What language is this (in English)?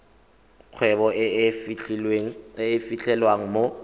Tswana